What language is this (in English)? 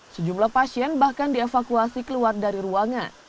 Indonesian